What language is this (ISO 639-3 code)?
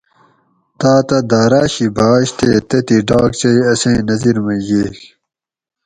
gwc